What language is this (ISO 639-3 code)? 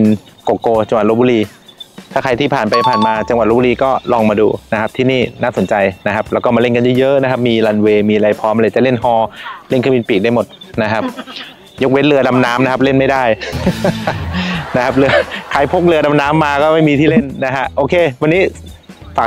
tha